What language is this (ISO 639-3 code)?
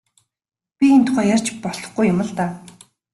mon